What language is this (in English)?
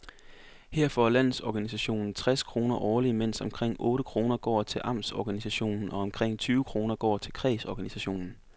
Danish